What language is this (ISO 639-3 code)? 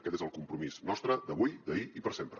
cat